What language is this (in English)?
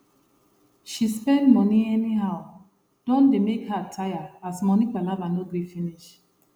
Nigerian Pidgin